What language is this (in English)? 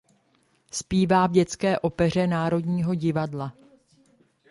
Czech